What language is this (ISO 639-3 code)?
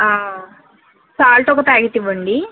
tel